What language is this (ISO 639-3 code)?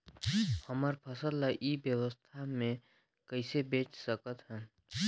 hne